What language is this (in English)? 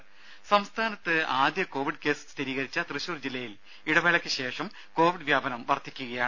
Malayalam